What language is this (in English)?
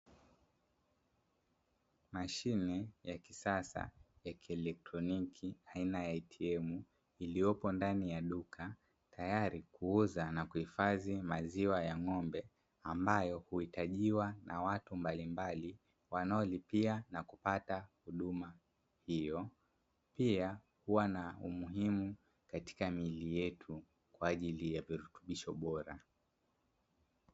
Swahili